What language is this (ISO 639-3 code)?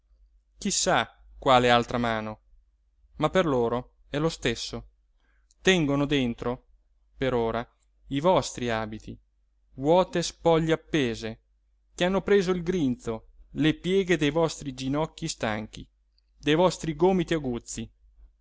ita